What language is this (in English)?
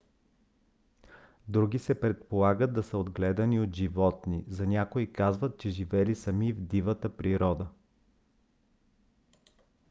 Bulgarian